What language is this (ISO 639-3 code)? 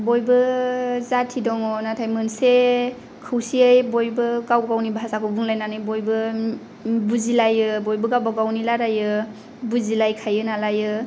brx